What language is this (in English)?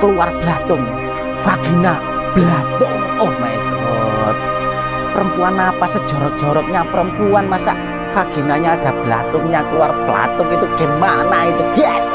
Indonesian